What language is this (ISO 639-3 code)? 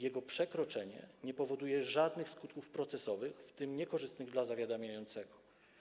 pol